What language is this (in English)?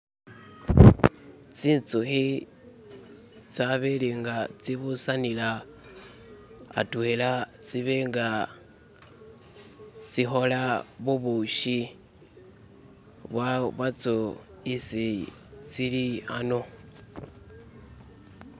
Masaaba